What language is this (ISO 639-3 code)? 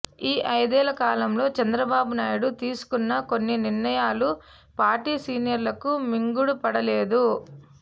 tel